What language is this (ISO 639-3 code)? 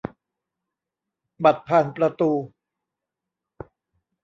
tha